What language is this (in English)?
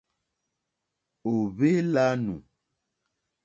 Mokpwe